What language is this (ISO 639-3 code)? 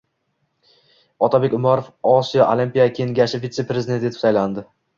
uzb